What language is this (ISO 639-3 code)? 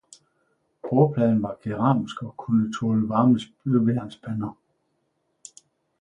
dan